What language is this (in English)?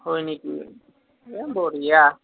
Assamese